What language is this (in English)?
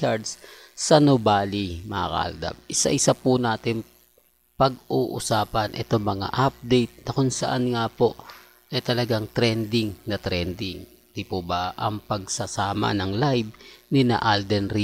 Filipino